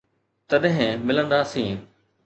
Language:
Sindhi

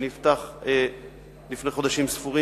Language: Hebrew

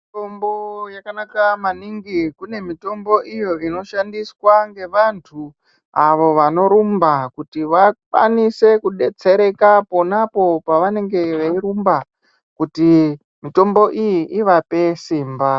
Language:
Ndau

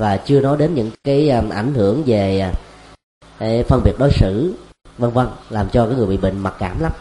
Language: Vietnamese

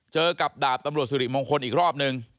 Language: Thai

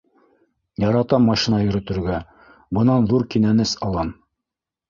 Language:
Bashkir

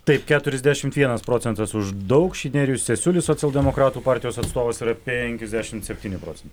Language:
Lithuanian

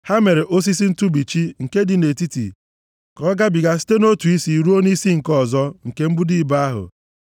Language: Igbo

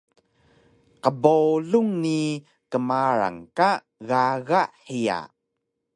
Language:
Taroko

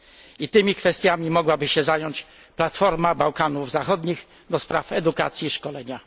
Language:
Polish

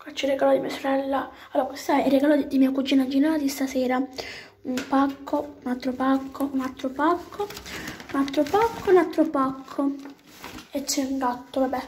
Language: Italian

